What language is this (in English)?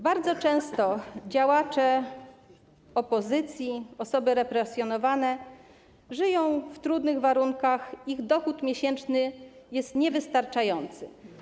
Polish